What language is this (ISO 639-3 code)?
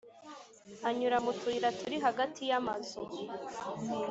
kin